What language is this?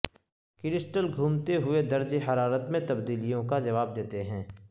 Urdu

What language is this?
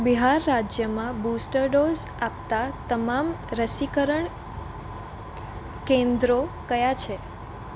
Gujarati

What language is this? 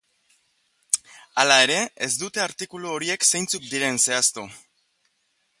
Basque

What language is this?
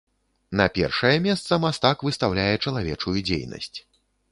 Belarusian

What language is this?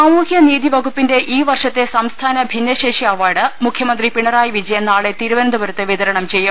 Malayalam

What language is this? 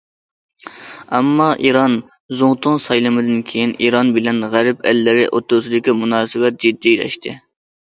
Uyghur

